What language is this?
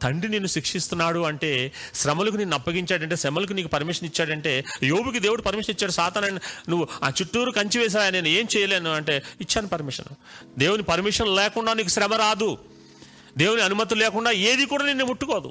Telugu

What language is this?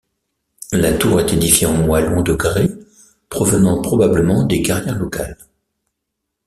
French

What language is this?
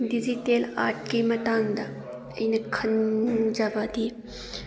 Manipuri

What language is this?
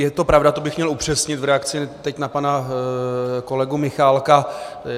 Czech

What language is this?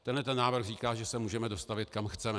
Czech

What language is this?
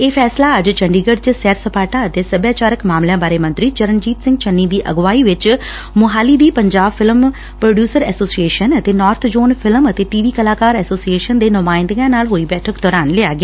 Punjabi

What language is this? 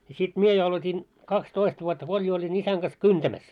Finnish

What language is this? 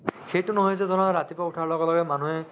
Assamese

